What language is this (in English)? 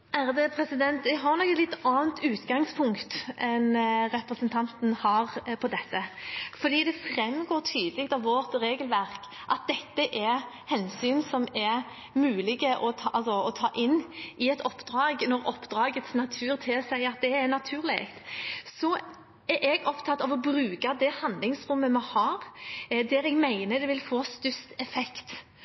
Norwegian Bokmål